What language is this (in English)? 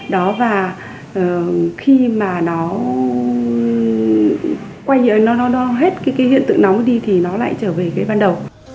Vietnamese